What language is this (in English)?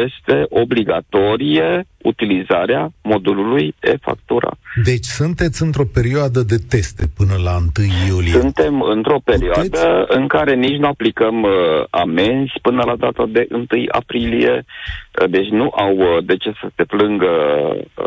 Romanian